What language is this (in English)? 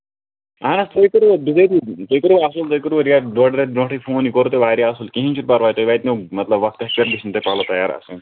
Kashmiri